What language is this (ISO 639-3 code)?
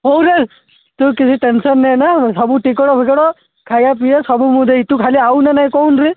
ori